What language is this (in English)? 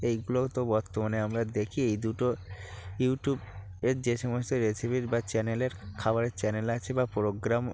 Bangla